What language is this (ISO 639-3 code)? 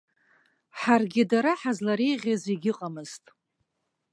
abk